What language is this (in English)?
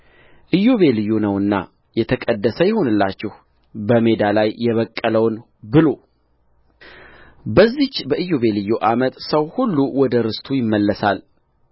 Amharic